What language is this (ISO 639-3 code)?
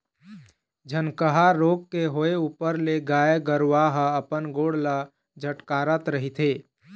hne